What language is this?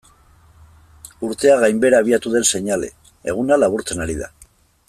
Basque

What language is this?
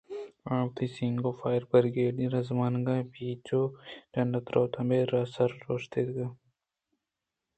Eastern Balochi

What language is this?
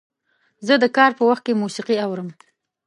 Pashto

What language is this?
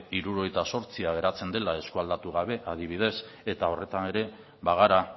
Basque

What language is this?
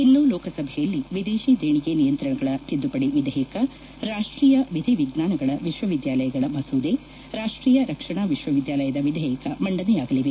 Kannada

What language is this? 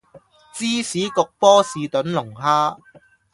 Cantonese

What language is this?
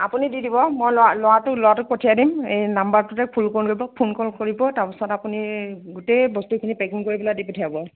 Assamese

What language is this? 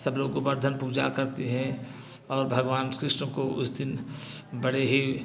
Hindi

